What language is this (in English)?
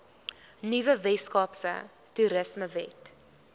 Afrikaans